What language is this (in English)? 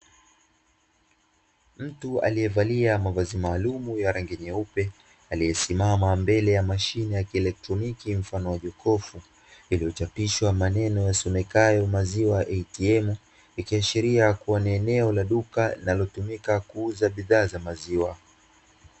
Swahili